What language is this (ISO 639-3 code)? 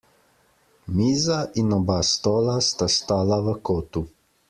slv